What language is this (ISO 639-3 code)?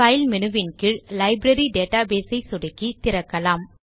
tam